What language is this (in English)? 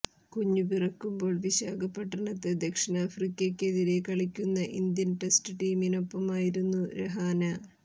Malayalam